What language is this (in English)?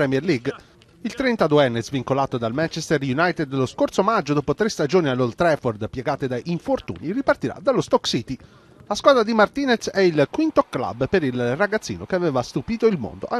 Italian